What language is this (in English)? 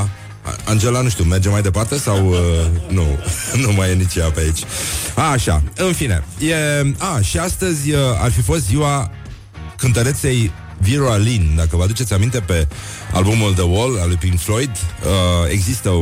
Romanian